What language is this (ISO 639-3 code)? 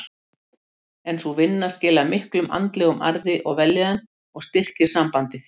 isl